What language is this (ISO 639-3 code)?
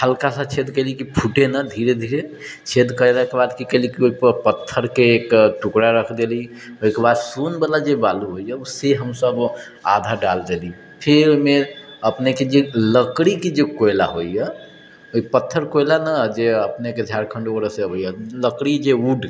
mai